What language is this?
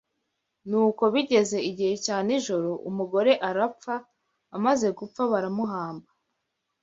Kinyarwanda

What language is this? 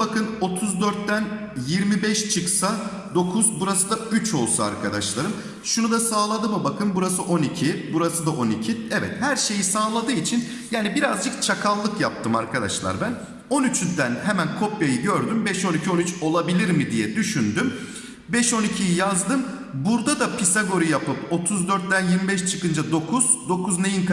Turkish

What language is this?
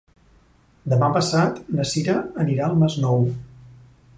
Catalan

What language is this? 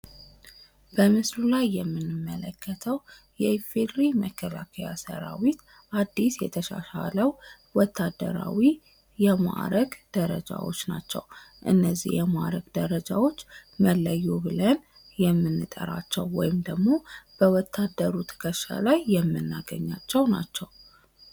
Amharic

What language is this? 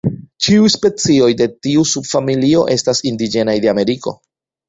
Esperanto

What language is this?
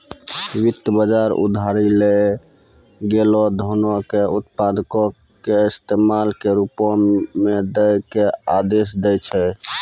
Maithili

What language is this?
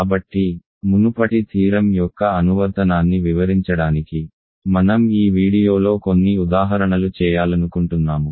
Telugu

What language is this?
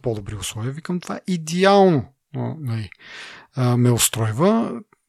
Bulgarian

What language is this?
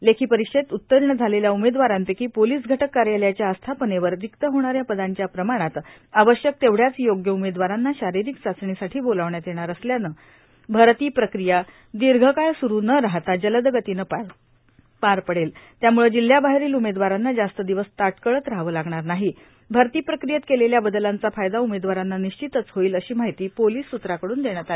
Marathi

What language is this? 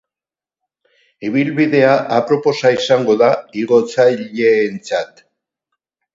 Basque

